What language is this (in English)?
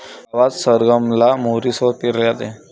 Marathi